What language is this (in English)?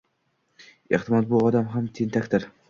Uzbek